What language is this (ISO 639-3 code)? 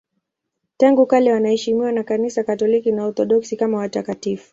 swa